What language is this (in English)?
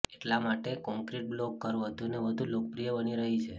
Gujarati